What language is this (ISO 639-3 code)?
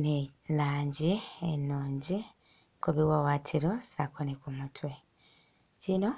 lug